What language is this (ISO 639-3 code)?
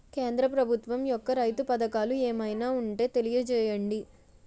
tel